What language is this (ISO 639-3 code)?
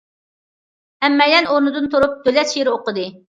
uig